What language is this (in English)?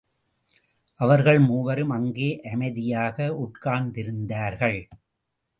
Tamil